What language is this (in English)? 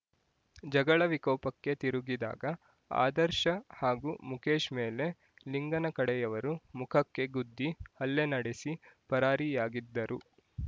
Kannada